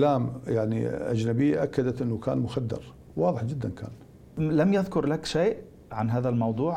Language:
Arabic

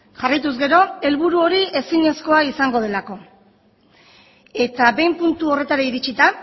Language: Basque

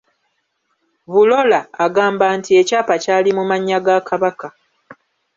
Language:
Ganda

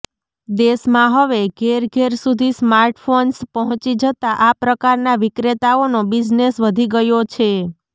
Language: Gujarati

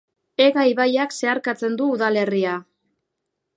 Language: Basque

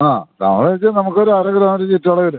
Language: Malayalam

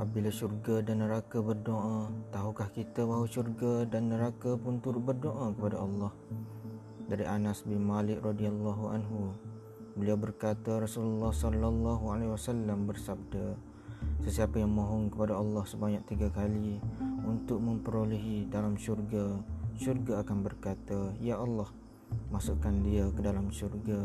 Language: Malay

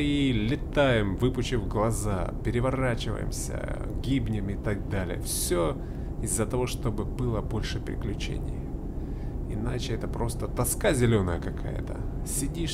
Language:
Russian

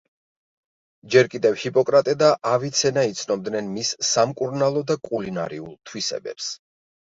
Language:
Georgian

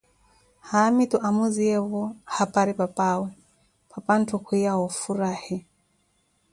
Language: Koti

